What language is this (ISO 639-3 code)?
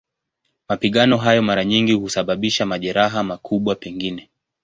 swa